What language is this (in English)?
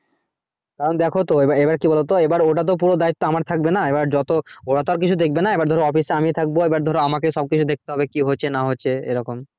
Bangla